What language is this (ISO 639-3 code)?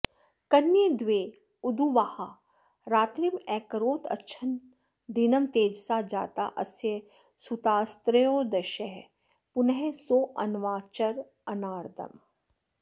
san